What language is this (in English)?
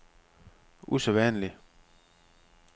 Danish